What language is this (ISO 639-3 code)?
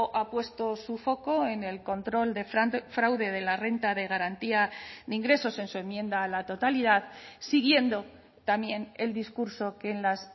spa